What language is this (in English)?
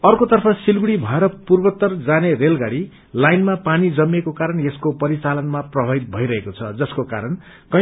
Nepali